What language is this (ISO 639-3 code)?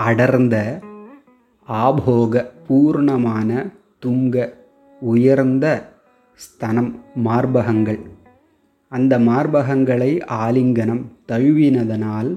tam